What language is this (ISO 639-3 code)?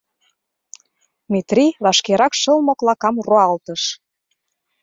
chm